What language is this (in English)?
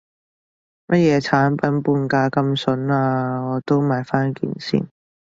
Cantonese